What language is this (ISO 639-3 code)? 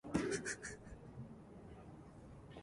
jpn